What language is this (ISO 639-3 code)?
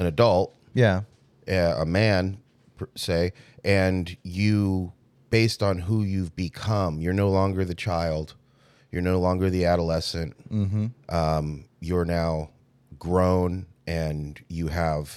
eng